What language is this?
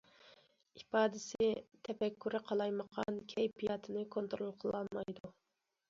Uyghur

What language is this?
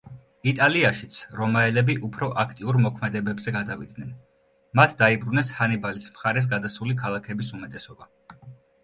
Georgian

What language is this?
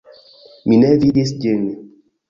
Esperanto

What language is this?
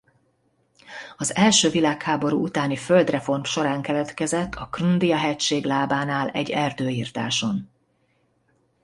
Hungarian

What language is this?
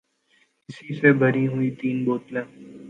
Urdu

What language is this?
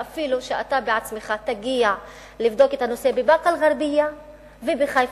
Hebrew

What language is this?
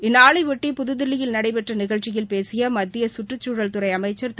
Tamil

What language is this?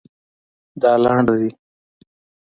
Pashto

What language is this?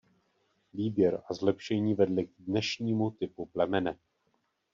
Czech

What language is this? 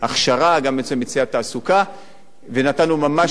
Hebrew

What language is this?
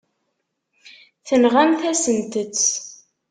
Kabyle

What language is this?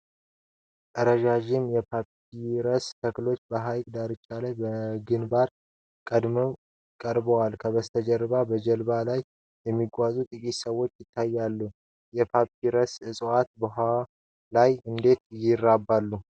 Amharic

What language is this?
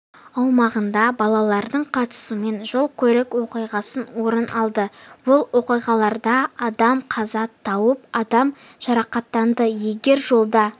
Kazakh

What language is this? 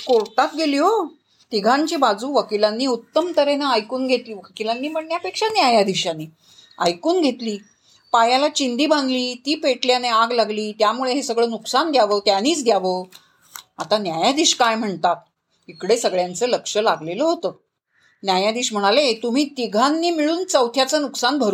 Marathi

